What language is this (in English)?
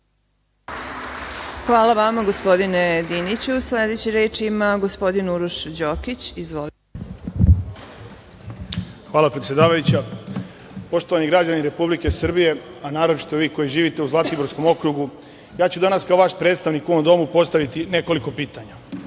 Serbian